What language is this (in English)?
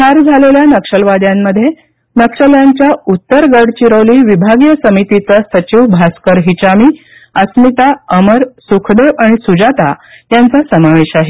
Marathi